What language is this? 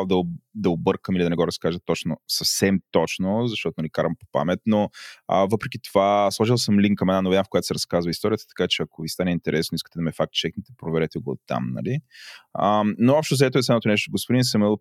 Bulgarian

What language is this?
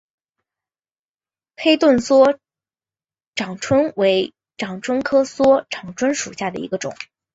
Chinese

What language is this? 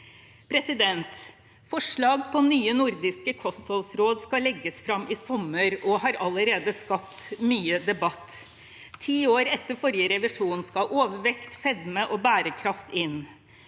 Norwegian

